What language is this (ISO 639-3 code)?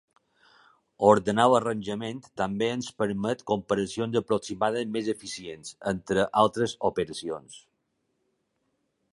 cat